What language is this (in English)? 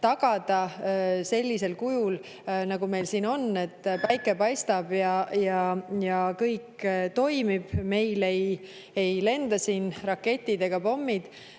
Estonian